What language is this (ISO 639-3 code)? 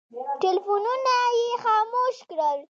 pus